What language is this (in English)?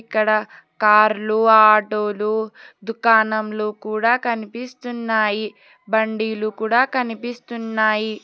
Telugu